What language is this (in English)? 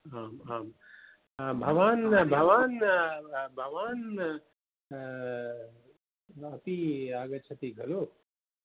Sanskrit